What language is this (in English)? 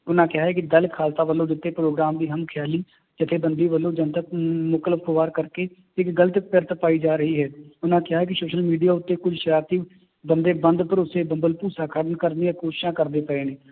Punjabi